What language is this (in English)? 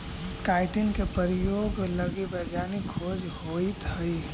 Magahi